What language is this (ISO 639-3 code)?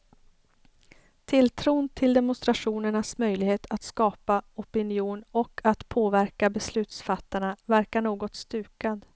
swe